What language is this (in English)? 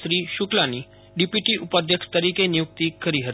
Gujarati